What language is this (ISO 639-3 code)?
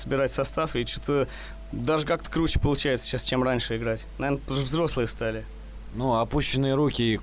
rus